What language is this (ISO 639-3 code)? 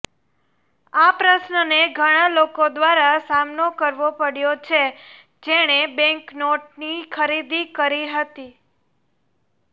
guj